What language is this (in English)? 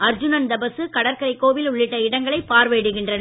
Tamil